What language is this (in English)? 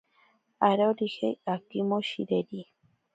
Ashéninka Perené